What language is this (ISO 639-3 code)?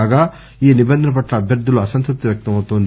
tel